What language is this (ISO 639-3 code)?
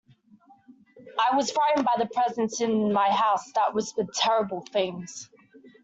eng